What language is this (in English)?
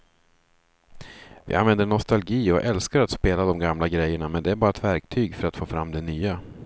Swedish